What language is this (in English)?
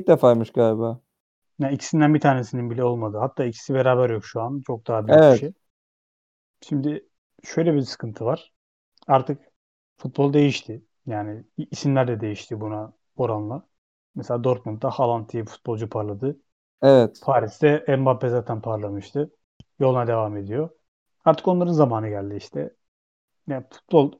Turkish